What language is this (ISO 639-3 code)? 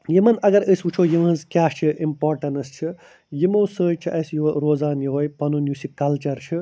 kas